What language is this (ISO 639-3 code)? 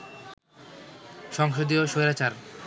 ben